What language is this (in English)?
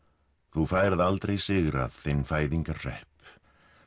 Icelandic